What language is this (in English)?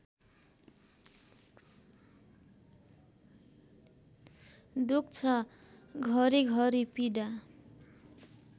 Nepali